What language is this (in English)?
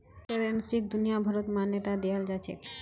Magahi